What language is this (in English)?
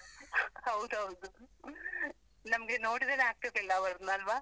Kannada